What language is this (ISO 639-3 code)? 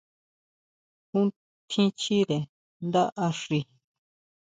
mau